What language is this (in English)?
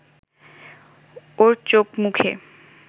Bangla